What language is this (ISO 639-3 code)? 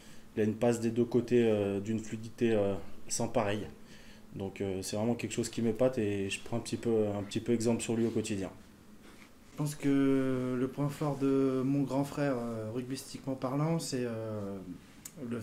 fra